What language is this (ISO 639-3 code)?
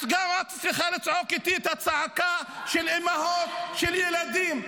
heb